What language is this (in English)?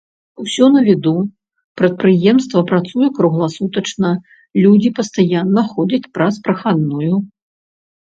Belarusian